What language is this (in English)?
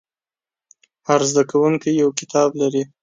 Pashto